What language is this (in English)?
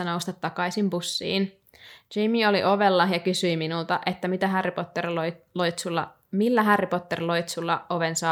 Finnish